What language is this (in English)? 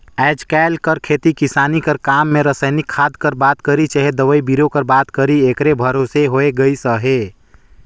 Chhattisgarhi